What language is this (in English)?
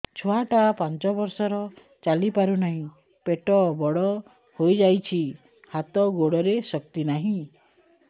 Odia